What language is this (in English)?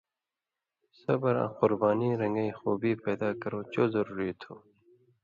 Indus Kohistani